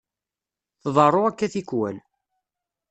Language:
Kabyle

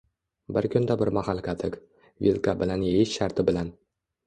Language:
Uzbek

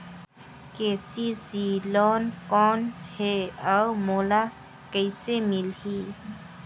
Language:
Chhattisgarhi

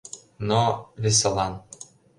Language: Mari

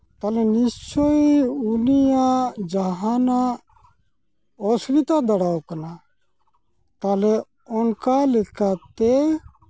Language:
Santali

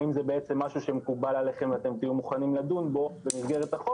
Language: Hebrew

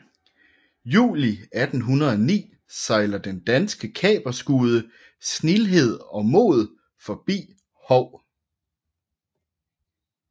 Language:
Danish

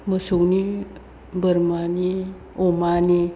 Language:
Bodo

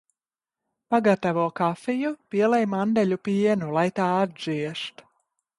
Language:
Latvian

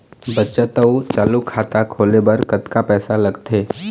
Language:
Chhattisgarhi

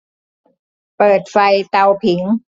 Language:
Thai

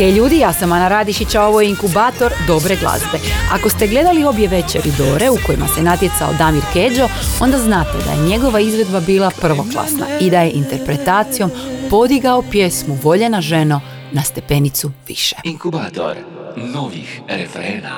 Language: Croatian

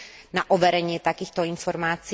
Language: Slovak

